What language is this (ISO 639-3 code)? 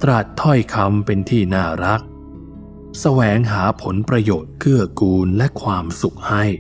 tha